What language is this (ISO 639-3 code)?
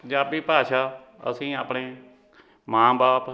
pan